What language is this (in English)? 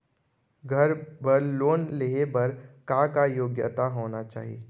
Chhattisgarhi